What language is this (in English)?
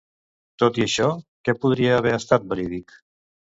Catalan